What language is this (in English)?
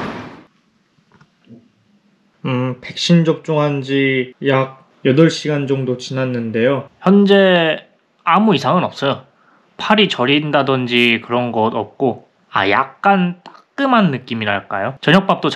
Korean